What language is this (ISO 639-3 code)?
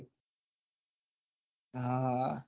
guj